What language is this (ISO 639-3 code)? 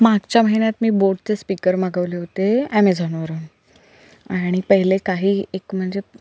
mar